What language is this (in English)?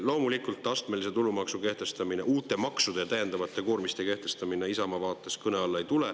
Estonian